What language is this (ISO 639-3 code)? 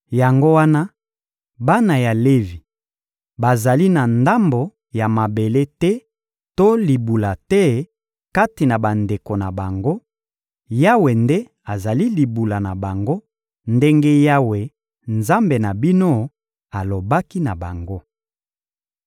lin